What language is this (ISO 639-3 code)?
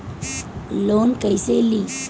bho